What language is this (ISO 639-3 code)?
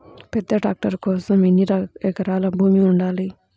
tel